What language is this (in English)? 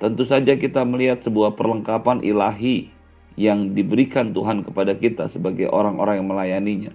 Indonesian